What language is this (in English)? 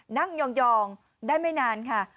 Thai